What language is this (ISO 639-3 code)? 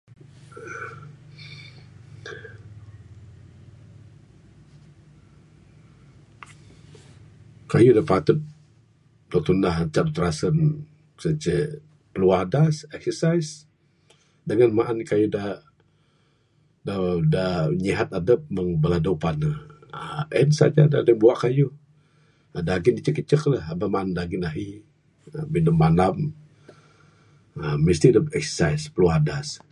sdo